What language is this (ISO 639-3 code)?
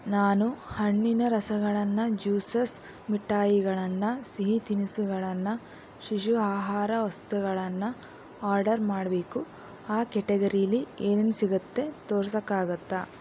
kan